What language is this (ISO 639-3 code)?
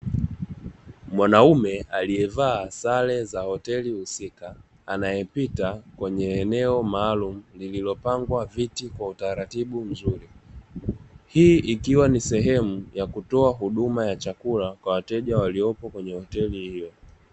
swa